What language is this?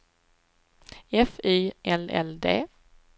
Swedish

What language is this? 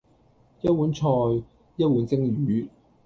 Cantonese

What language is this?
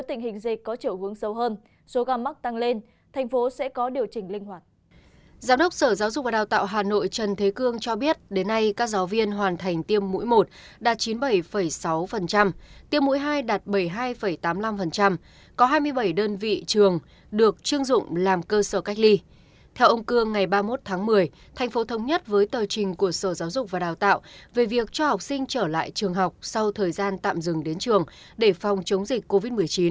Vietnamese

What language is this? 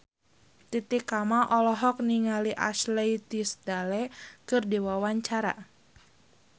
Sundanese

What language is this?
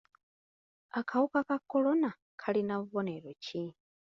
Ganda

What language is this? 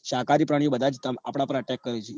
Gujarati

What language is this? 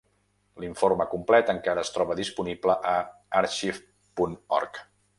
Catalan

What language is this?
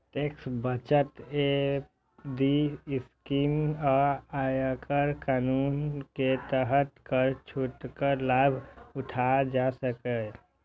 Maithili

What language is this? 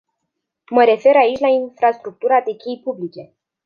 Romanian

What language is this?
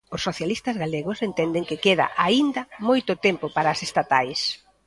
Galician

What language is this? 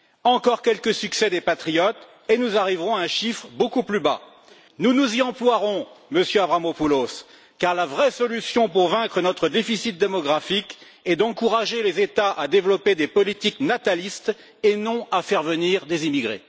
French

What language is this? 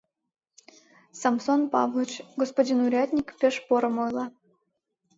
Mari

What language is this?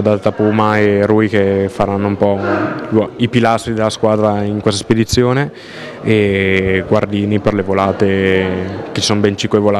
Italian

